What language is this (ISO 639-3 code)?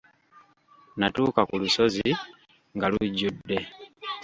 lug